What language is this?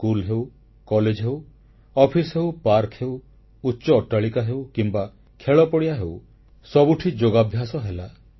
Odia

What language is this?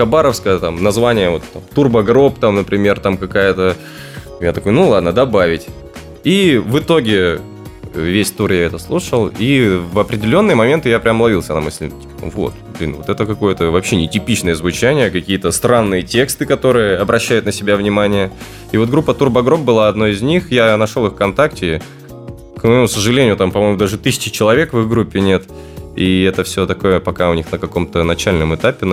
Russian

